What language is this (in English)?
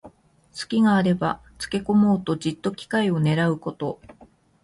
Japanese